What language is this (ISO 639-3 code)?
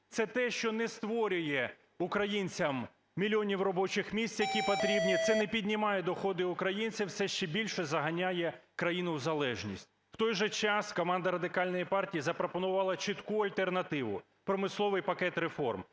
ukr